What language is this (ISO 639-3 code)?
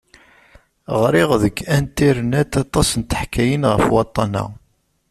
kab